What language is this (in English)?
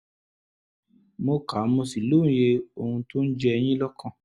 Yoruba